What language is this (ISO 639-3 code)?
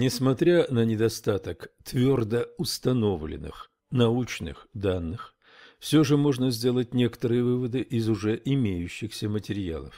rus